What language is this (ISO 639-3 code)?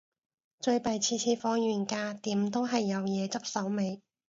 yue